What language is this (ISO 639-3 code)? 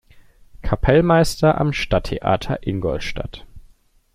deu